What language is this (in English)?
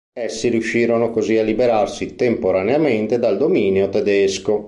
Italian